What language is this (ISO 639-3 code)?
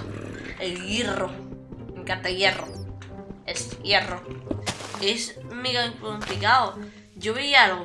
spa